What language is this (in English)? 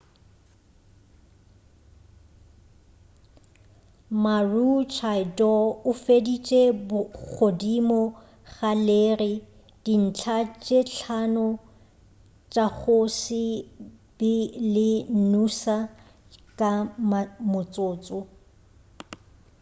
Northern Sotho